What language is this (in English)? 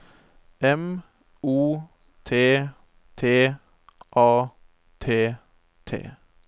Norwegian